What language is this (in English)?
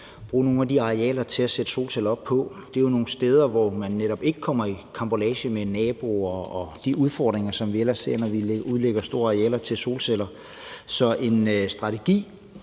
Danish